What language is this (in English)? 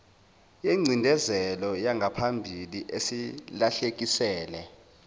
Zulu